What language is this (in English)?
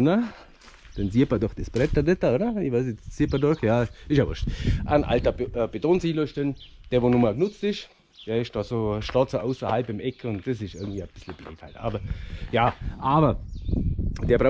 German